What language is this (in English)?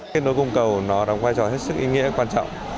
Vietnamese